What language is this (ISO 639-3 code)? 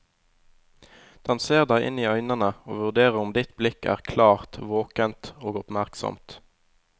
nor